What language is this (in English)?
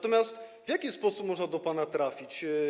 Polish